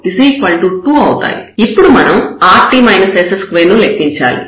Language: Telugu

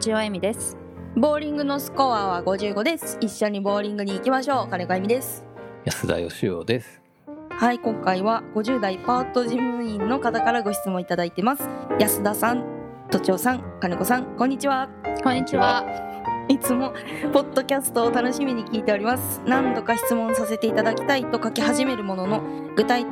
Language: Japanese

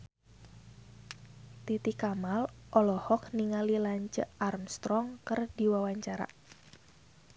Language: Sundanese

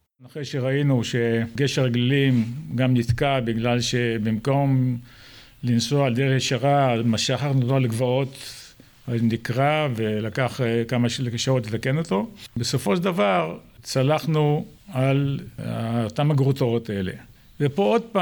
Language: Hebrew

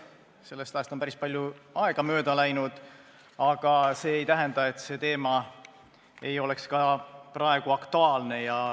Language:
Estonian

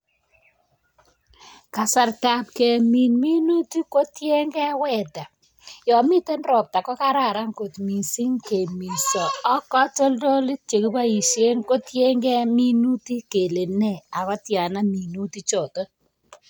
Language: Kalenjin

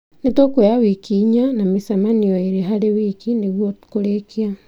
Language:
Kikuyu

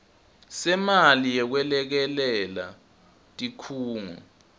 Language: Swati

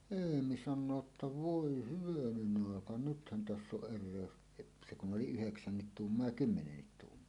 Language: Finnish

